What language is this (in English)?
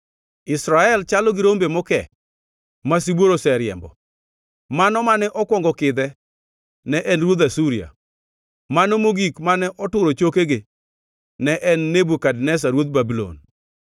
Luo (Kenya and Tanzania)